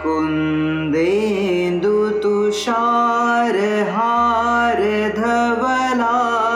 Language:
Marathi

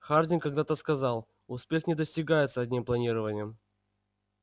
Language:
Russian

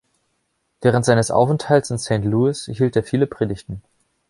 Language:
German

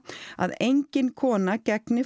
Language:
Icelandic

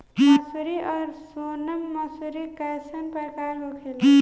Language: Bhojpuri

